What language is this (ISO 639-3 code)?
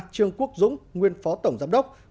vie